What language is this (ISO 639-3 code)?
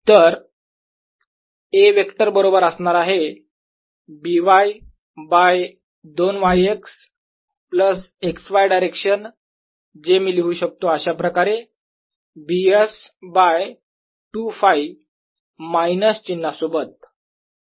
mar